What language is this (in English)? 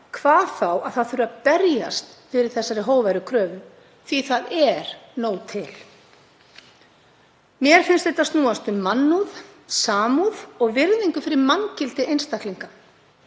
Icelandic